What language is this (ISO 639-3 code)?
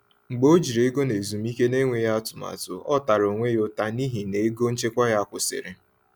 ibo